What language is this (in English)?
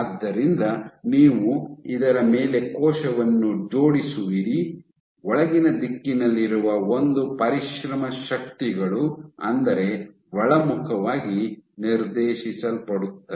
Kannada